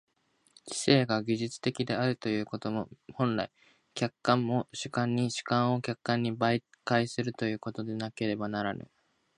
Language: Japanese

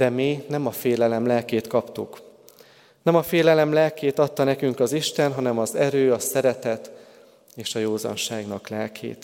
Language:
Hungarian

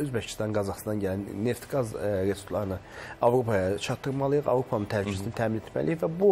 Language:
Turkish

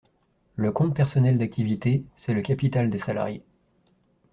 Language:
French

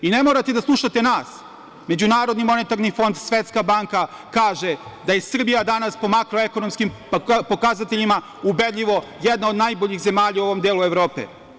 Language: Serbian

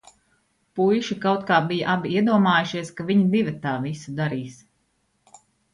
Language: Latvian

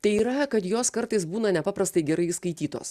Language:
Lithuanian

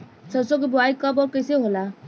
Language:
Bhojpuri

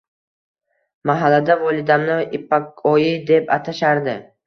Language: Uzbek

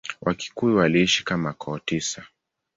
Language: Swahili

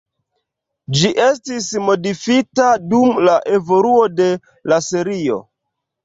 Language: Esperanto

